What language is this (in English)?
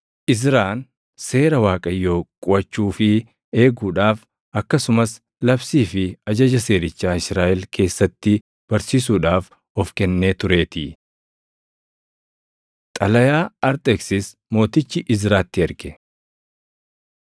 Oromo